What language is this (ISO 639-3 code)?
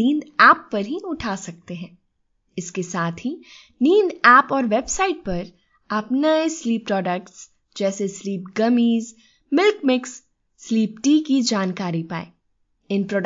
hin